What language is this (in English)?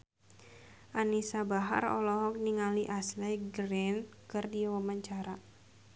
Sundanese